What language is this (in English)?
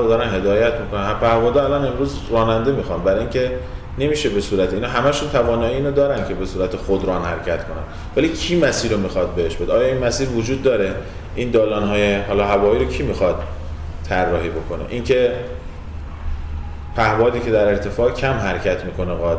Persian